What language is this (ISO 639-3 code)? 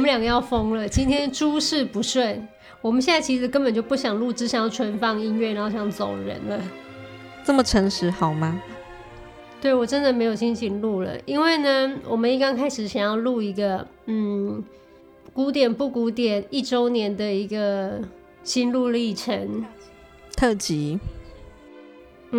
zho